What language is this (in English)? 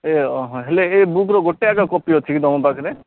Odia